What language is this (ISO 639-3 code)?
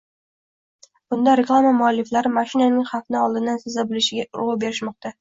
uzb